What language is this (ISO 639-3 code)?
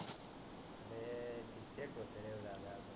mar